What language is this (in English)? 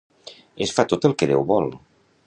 Catalan